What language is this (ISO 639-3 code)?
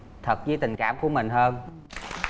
vie